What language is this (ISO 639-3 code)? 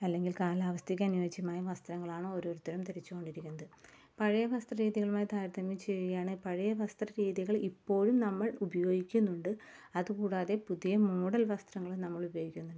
mal